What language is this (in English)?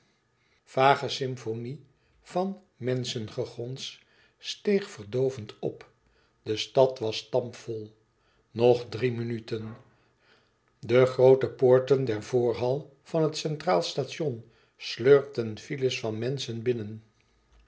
Dutch